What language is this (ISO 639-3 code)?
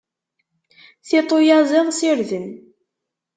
kab